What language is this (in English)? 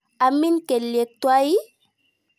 Kalenjin